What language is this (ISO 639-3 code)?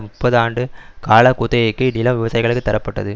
tam